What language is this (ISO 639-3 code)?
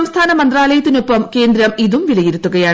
mal